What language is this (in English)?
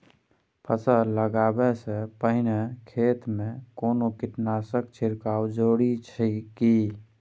Maithili